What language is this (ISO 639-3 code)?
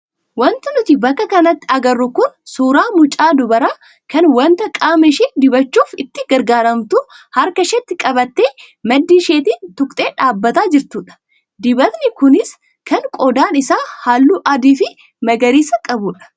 orm